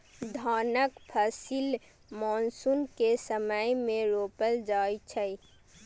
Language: Maithili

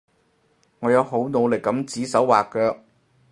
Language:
Cantonese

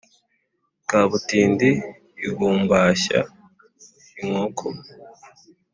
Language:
Kinyarwanda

